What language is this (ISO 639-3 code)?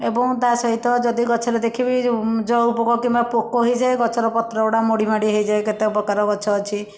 ori